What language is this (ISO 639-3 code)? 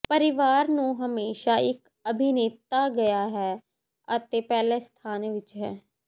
pan